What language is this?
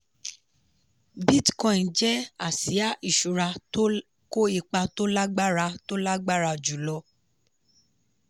Yoruba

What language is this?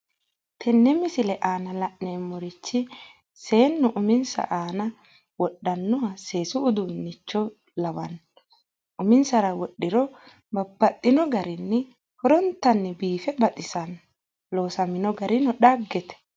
Sidamo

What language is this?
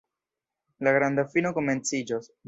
Esperanto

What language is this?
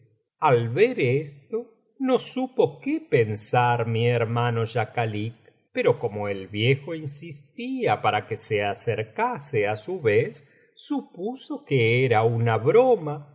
Spanish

